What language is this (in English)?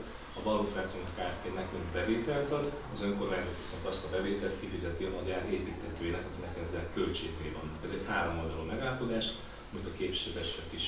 Hungarian